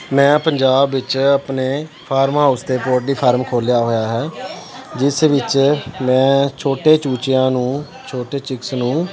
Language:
Punjabi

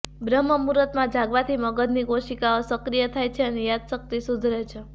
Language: Gujarati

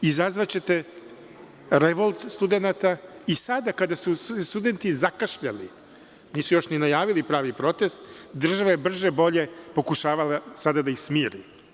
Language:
Serbian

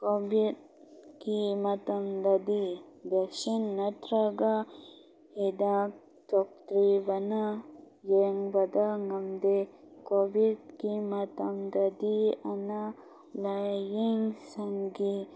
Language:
Manipuri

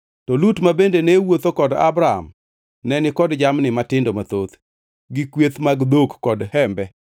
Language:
Luo (Kenya and Tanzania)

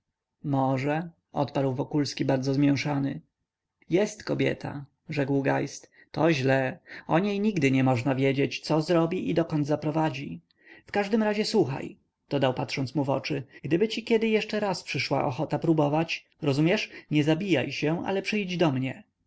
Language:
Polish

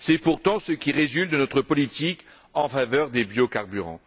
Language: French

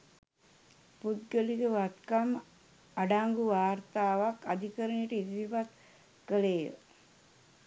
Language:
Sinhala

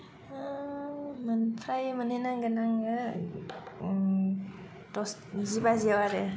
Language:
Bodo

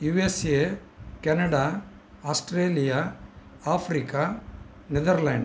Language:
Sanskrit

